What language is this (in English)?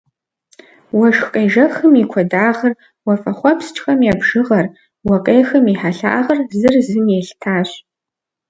Kabardian